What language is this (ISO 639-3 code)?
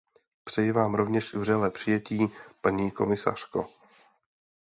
ces